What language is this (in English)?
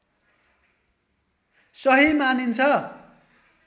Nepali